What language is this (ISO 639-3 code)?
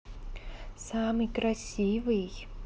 rus